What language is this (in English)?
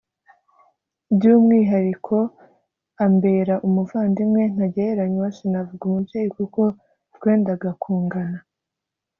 Kinyarwanda